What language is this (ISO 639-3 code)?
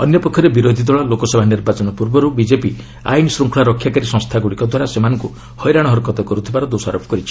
ori